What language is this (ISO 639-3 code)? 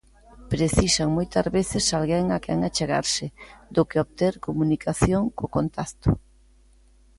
glg